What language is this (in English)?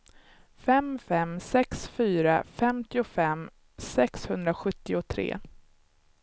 Swedish